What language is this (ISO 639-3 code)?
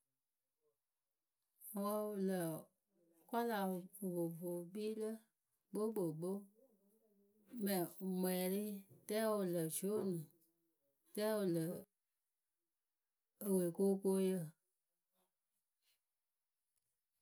keu